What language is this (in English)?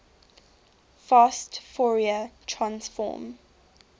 English